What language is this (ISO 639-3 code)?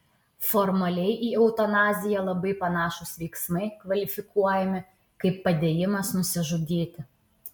lit